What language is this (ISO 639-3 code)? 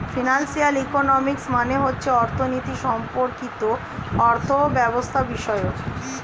ben